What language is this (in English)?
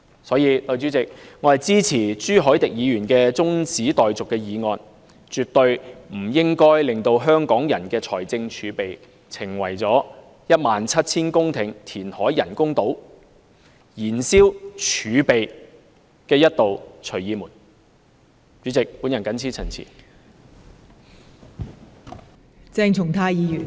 Cantonese